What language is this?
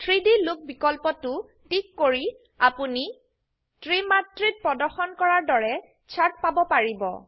Assamese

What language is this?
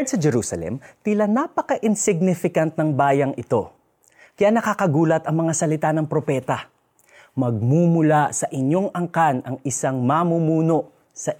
Filipino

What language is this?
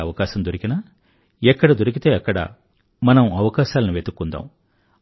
Telugu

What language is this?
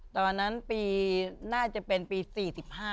Thai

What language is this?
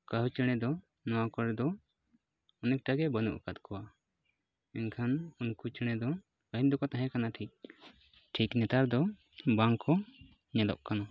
Santali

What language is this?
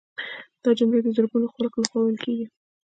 Pashto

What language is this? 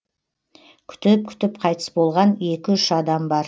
Kazakh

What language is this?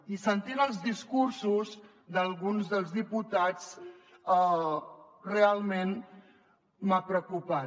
Catalan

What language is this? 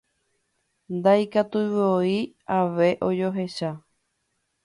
Guarani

